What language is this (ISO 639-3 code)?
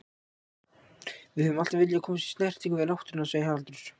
isl